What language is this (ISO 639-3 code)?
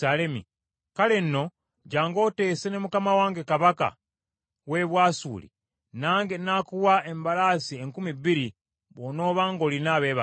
lug